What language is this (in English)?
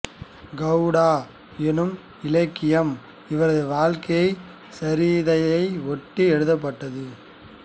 Tamil